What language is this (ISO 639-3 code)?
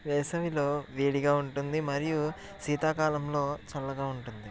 tel